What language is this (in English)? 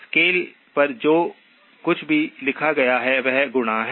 Hindi